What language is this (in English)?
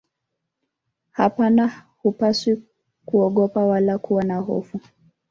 Swahili